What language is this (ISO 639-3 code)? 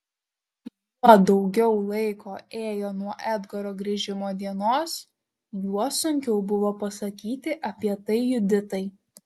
lit